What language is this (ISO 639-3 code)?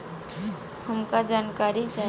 bho